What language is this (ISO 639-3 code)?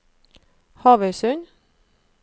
nor